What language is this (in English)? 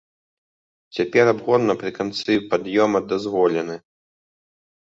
Belarusian